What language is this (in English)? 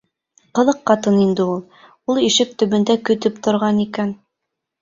Bashkir